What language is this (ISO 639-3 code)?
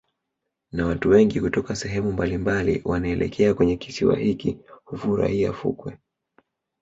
swa